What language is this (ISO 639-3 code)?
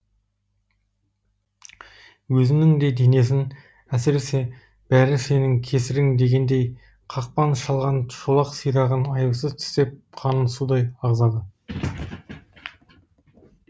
kaz